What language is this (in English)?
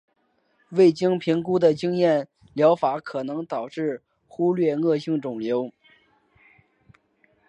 Chinese